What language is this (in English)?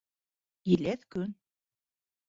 Bashkir